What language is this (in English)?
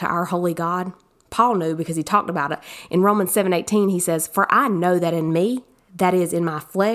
English